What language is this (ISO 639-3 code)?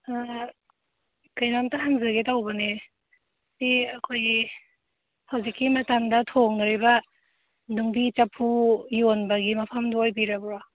mni